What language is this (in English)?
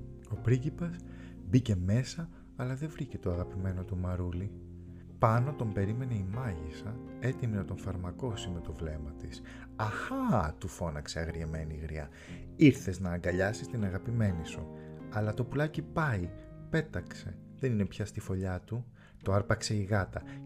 Greek